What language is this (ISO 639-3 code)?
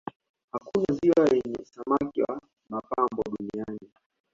swa